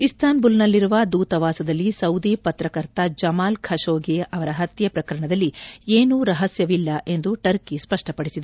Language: Kannada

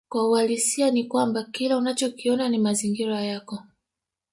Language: Swahili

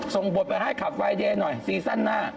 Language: Thai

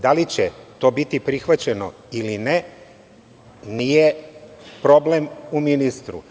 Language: Serbian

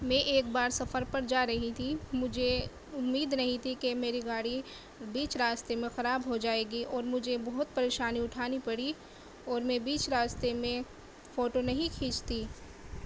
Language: Urdu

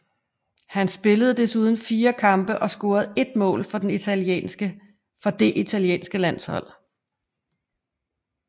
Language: Danish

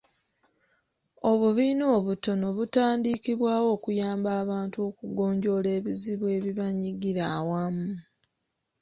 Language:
Ganda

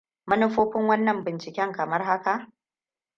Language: Hausa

